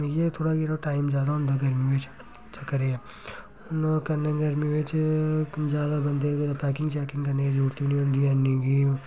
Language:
Dogri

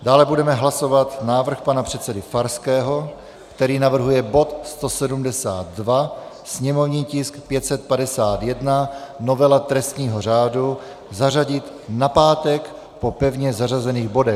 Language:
Czech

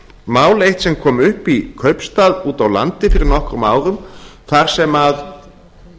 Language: Icelandic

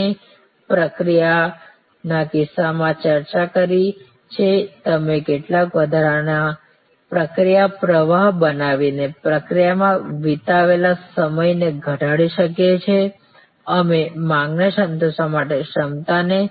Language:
Gujarati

